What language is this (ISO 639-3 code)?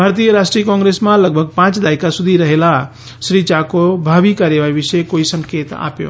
guj